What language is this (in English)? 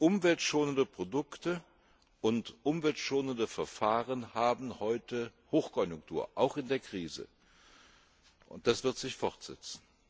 German